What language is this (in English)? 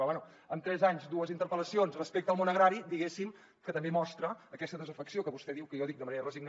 Catalan